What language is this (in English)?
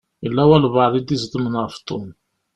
Kabyle